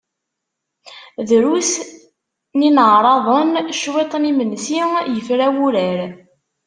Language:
Kabyle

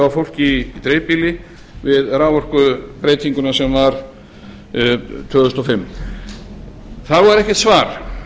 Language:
Icelandic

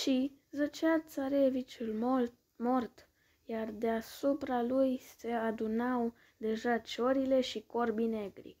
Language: Romanian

